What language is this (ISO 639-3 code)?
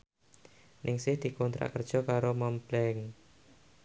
jav